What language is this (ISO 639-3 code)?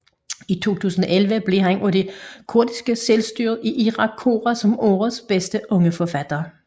dan